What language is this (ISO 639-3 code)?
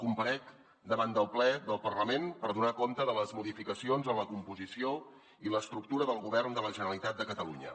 cat